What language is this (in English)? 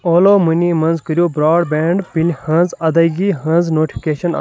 Kashmiri